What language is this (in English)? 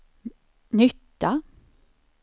Swedish